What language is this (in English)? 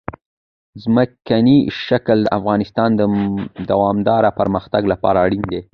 Pashto